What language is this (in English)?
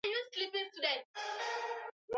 Swahili